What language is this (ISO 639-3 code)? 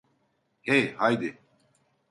tur